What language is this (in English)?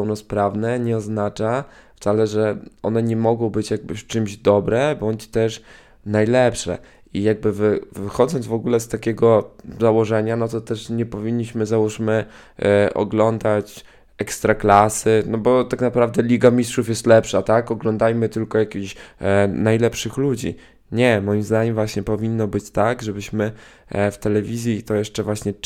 Polish